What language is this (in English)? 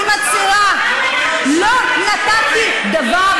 Hebrew